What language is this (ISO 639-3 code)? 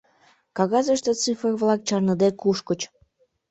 chm